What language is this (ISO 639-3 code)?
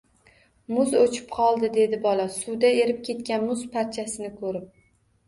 uzb